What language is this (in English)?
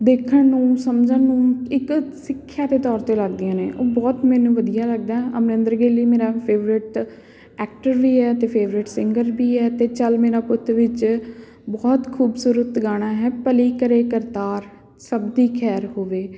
Punjabi